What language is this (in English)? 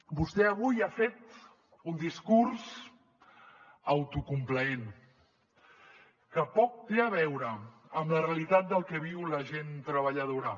Catalan